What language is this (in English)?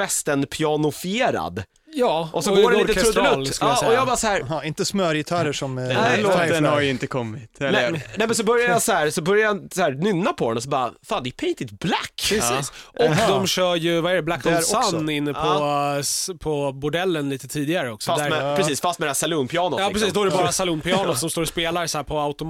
Swedish